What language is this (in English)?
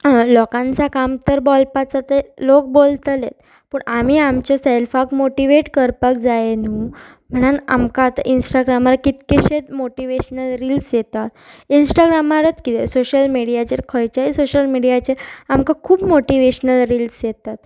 Konkani